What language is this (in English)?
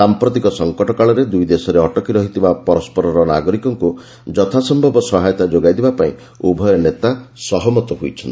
Odia